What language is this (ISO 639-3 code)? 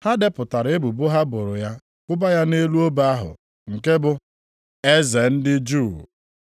ibo